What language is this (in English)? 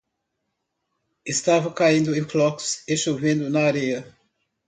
Portuguese